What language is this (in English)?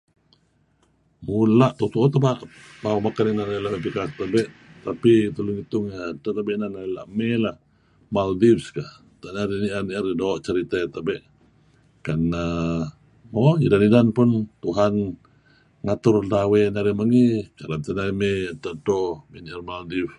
Kelabit